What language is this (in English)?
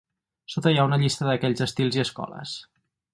Catalan